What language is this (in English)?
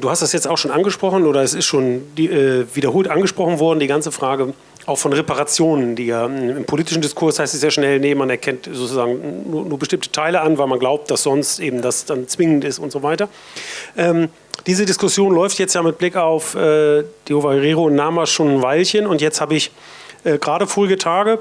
German